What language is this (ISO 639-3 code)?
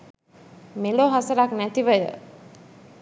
sin